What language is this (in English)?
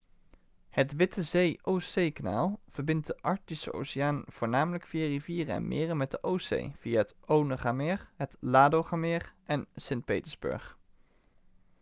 Dutch